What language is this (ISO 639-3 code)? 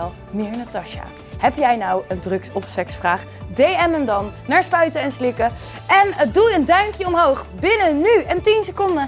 nld